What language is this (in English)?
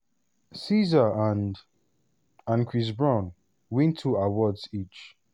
Nigerian Pidgin